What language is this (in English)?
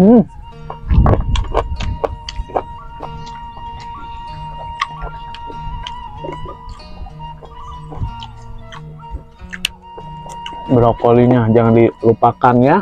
Indonesian